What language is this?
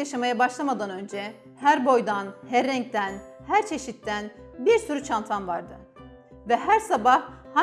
Turkish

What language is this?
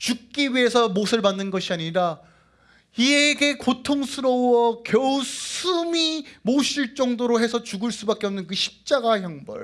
Korean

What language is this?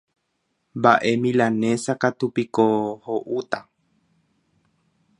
Guarani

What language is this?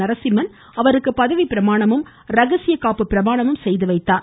Tamil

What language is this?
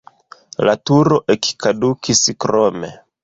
Esperanto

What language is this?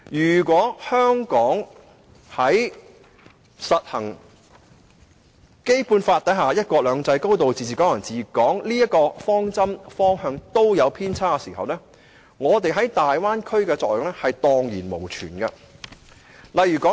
Cantonese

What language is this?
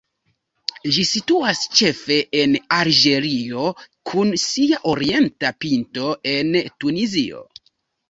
Esperanto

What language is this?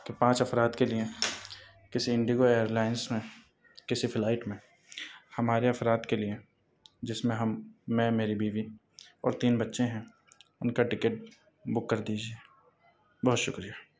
Urdu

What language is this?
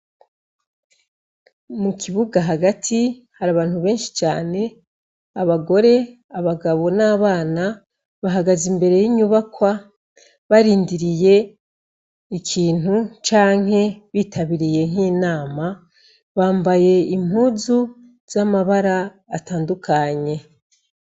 Rundi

